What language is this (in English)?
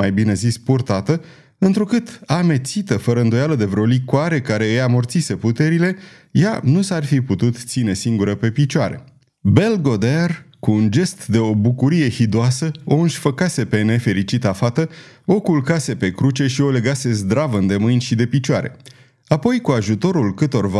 Romanian